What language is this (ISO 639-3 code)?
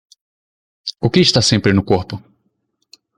por